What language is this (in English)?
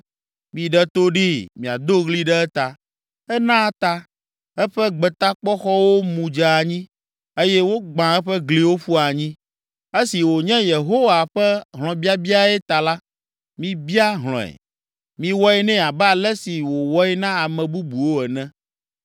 Ewe